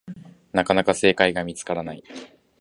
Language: Japanese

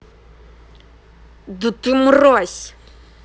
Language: Russian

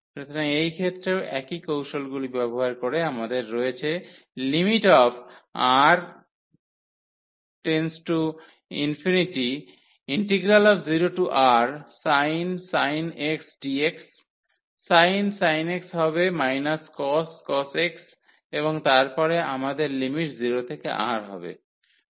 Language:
Bangla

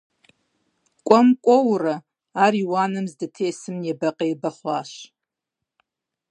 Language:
Kabardian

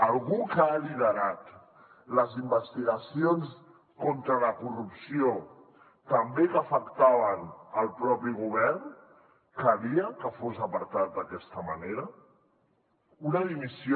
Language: Catalan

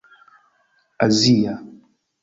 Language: Esperanto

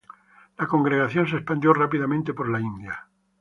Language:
Spanish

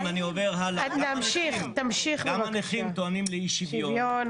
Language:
Hebrew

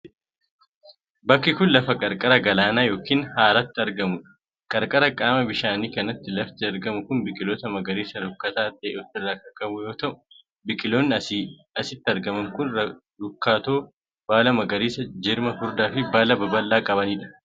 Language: Oromo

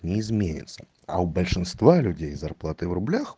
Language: Russian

